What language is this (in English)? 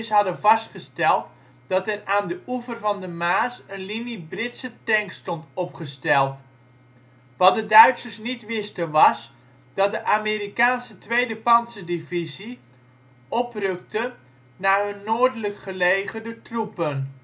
Dutch